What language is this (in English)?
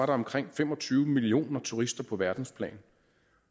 Danish